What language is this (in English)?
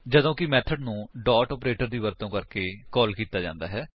Punjabi